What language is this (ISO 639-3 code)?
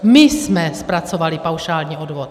ces